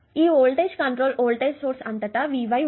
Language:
Telugu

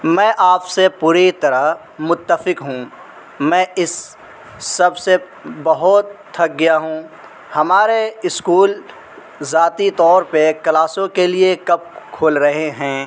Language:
Urdu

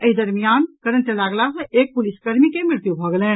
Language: Maithili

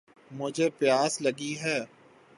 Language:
Urdu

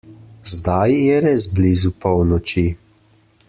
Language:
Slovenian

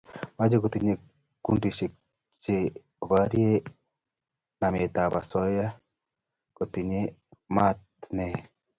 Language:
Kalenjin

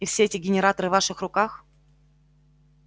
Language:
Russian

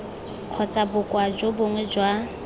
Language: Tswana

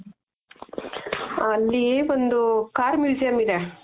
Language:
Kannada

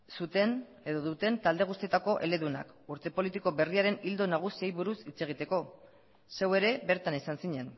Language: Basque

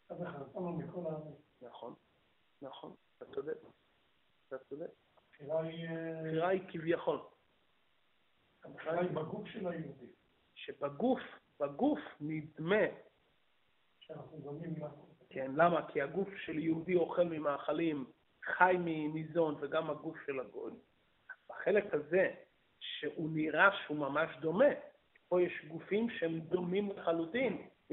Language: Hebrew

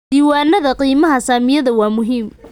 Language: Somali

